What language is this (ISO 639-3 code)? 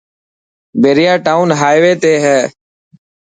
mki